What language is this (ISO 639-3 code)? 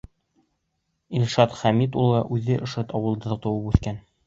bak